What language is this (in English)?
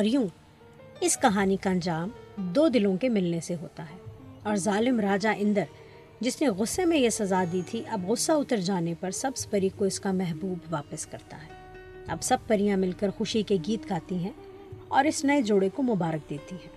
Urdu